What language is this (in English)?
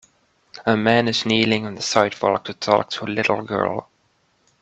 English